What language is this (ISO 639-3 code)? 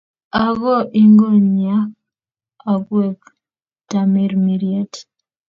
kln